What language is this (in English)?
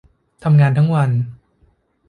Thai